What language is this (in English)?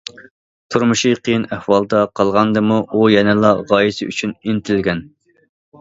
Uyghur